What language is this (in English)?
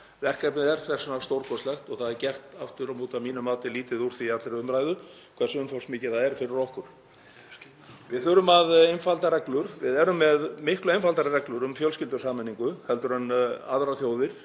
Icelandic